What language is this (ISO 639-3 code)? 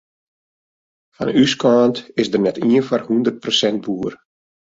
fry